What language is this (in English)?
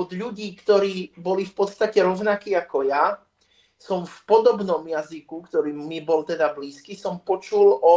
Slovak